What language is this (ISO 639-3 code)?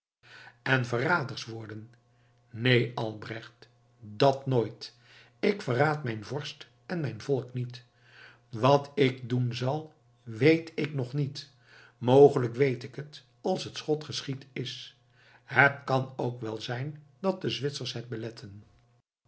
nld